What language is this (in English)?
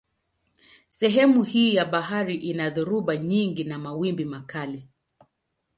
Swahili